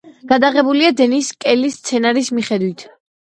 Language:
Georgian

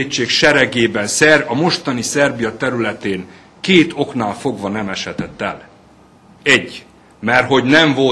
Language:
Hungarian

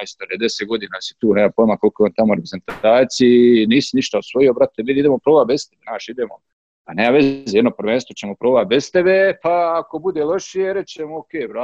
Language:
Croatian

